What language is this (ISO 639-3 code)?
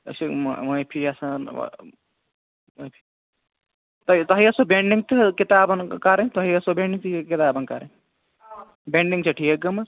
kas